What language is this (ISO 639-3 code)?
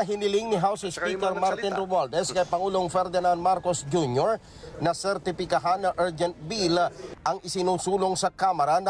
fil